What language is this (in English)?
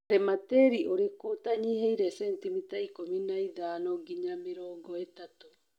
Kikuyu